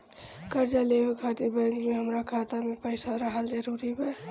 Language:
Bhojpuri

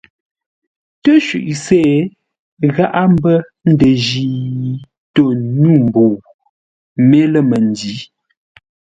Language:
Ngombale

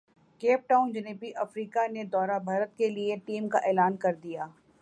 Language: Urdu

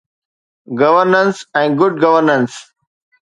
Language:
Sindhi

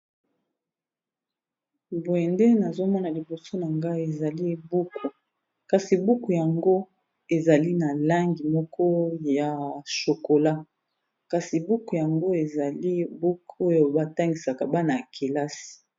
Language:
Lingala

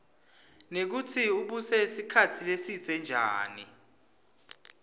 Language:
Swati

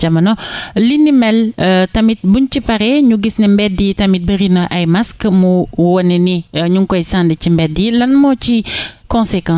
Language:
French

